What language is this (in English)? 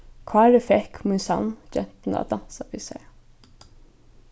Faroese